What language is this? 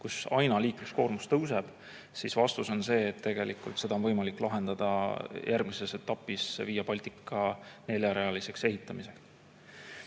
Estonian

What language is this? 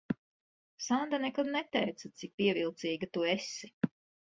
Latvian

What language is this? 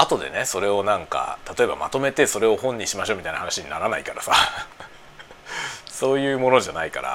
Japanese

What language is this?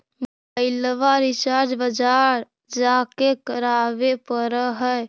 Magahi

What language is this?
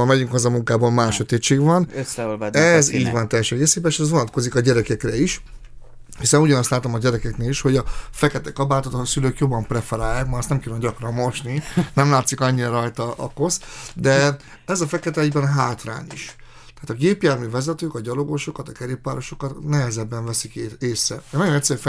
Hungarian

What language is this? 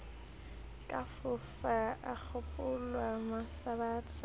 Southern Sotho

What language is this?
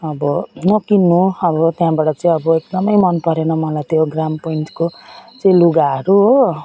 Nepali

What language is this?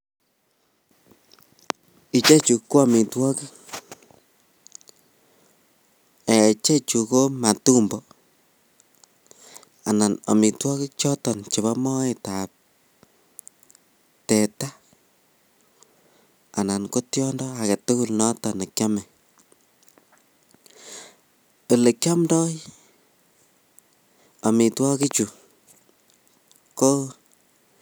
Kalenjin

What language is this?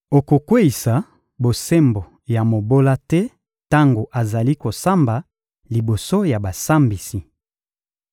Lingala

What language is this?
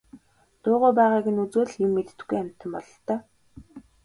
Mongolian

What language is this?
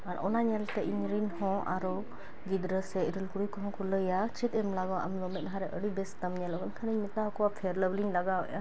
Santali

